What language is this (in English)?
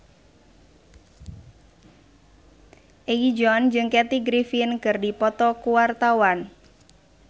Sundanese